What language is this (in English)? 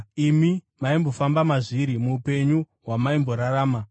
Shona